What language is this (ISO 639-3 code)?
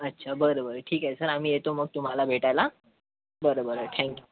mar